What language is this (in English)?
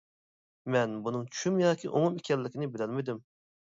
Uyghur